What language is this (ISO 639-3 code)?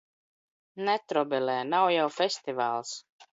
lav